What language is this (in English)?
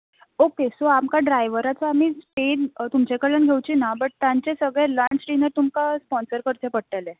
Konkani